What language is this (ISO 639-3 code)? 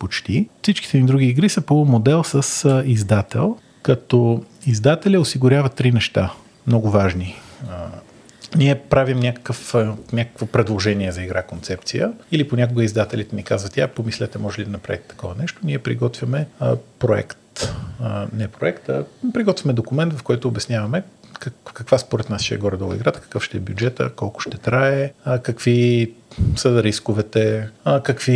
bul